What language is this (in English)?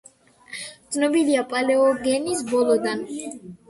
Georgian